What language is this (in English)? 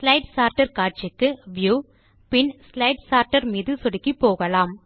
Tamil